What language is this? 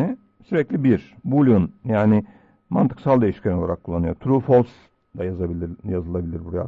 Turkish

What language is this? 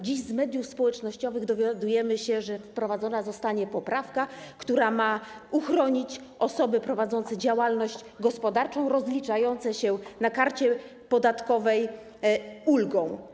Polish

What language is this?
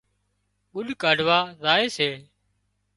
Wadiyara Koli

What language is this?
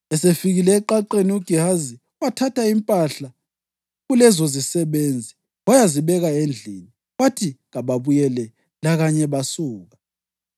North Ndebele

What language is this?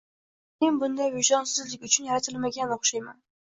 Uzbek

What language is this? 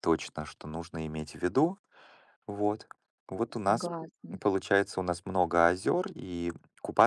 Russian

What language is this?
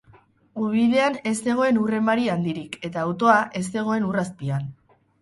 Basque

